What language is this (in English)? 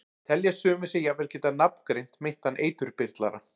Icelandic